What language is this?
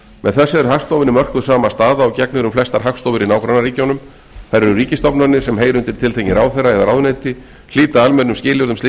Icelandic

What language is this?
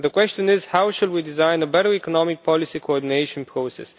English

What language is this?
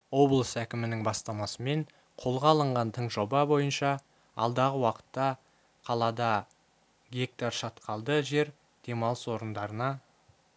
Kazakh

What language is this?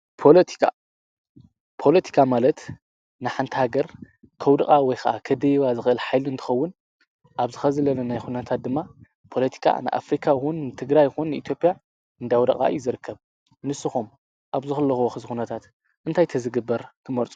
Tigrinya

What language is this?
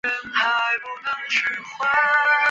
Chinese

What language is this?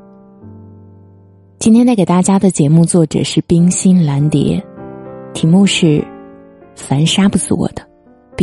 Chinese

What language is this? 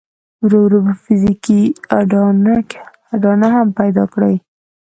Pashto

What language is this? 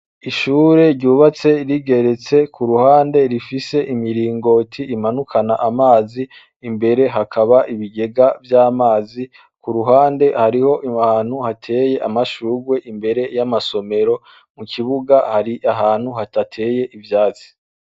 Rundi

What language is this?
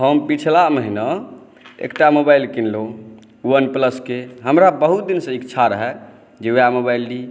Maithili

